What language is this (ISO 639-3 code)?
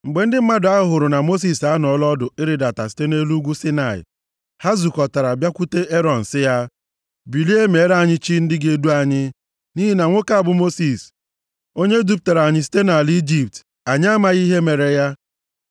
ibo